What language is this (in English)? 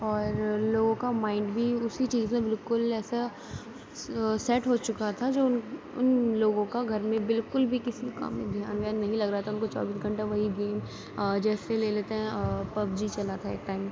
Urdu